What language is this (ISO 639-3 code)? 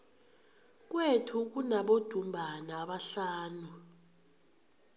nbl